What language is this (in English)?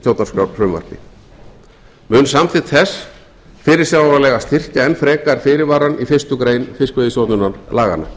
Icelandic